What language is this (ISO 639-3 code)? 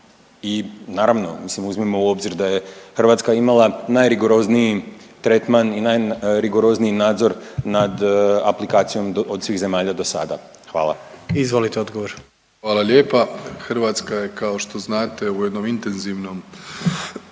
hrv